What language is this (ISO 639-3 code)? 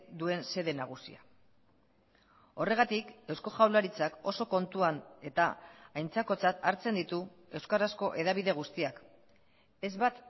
eus